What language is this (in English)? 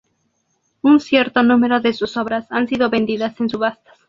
Spanish